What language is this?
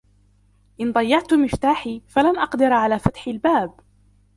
Arabic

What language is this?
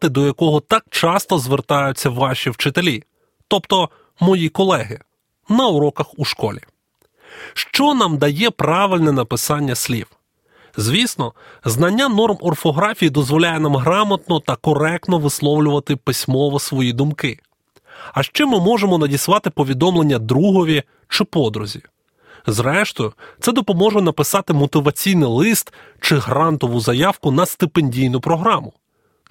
Ukrainian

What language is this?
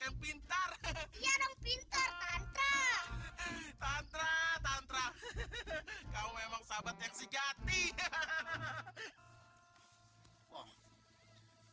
Indonesian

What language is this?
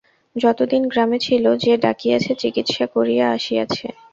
Bangla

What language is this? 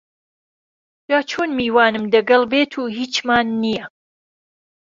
Central Kurdish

